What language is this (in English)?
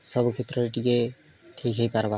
Odia